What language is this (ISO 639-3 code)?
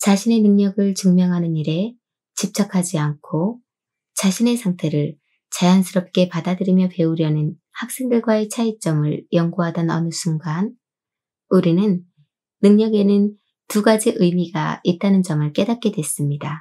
kor